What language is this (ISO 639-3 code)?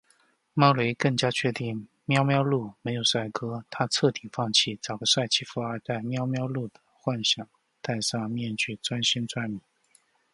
zho